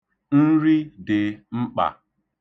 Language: Igbo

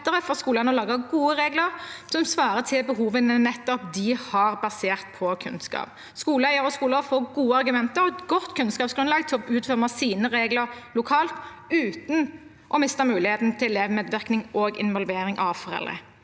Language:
Norwegian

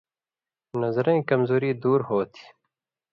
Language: Indus Kohistani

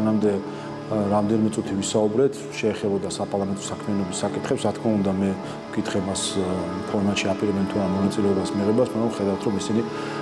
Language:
Romanian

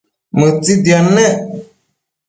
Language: Matsés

